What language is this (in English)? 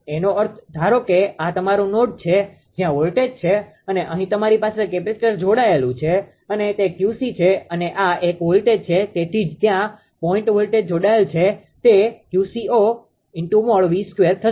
Gujarati